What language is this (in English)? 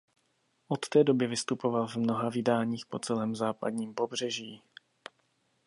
Czech